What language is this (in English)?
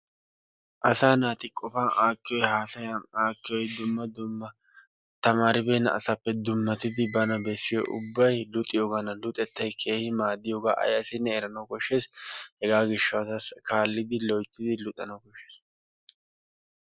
Wolaytta